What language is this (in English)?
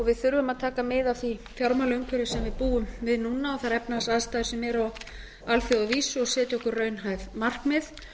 Icelandic